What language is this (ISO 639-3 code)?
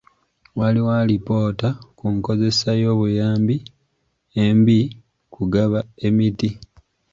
lug